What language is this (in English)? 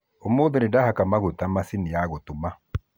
Kikuyu